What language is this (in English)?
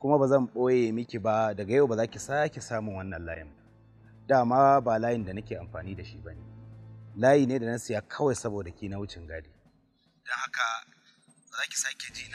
Arabic